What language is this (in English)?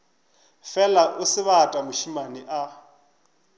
Northern Sotho